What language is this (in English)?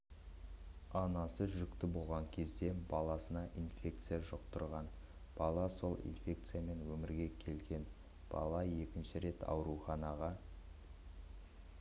Kazakh